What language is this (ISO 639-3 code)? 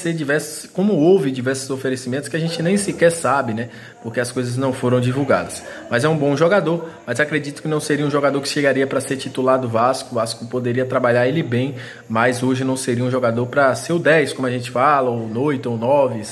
por